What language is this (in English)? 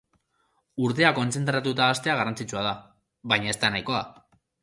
Basque